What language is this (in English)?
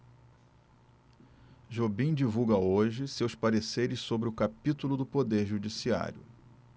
Portuguese